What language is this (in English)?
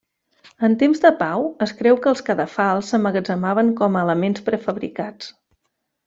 Catalan